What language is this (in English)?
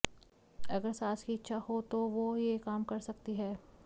Hindi